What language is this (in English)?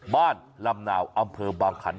Thai